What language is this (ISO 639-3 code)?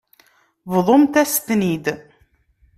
kab